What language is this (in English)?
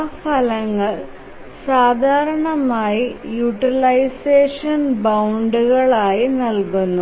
Malayalam